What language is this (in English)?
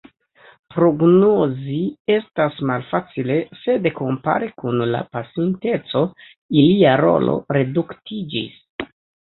Esperanto